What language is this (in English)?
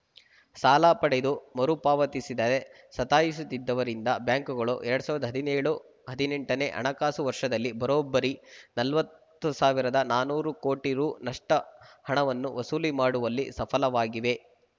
Kannada